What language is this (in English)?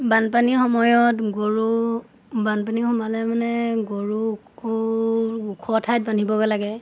Assamese